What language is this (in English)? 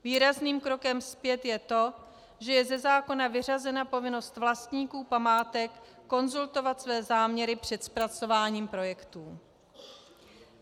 Czech